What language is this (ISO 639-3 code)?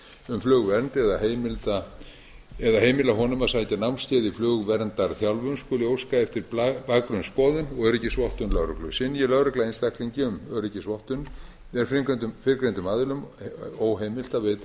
isl